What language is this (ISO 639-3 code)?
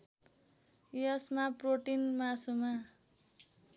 nep